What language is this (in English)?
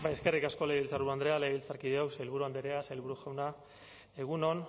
Basque